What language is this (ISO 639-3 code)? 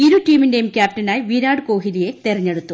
mal